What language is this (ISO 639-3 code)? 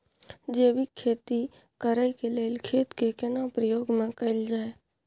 mai